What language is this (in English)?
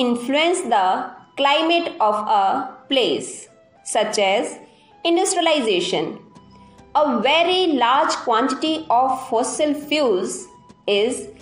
English